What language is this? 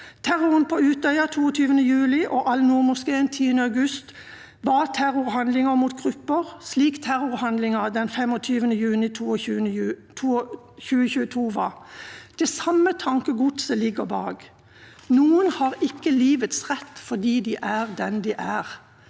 Norwegian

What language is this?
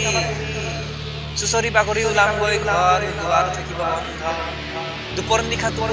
Indonesian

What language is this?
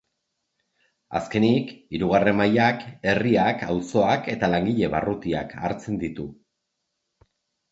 Basque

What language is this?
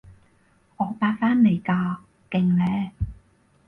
Cantonese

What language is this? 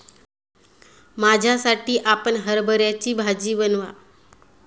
Marathi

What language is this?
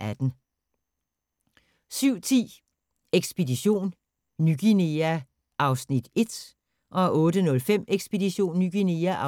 Danish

